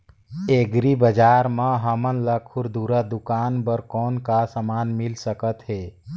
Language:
Chhattisgarhi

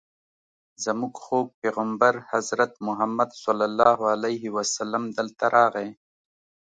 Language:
Pashto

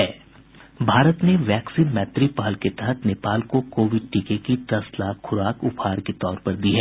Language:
Hindi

